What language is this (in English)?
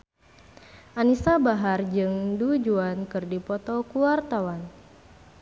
Sundanese